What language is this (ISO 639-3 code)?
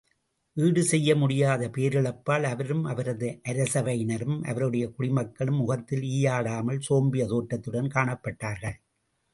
tam